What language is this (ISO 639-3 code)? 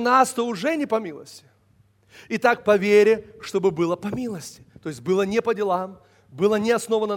rus